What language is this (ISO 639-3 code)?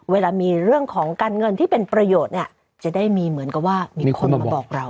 tha